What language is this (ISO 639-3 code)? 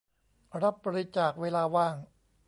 tha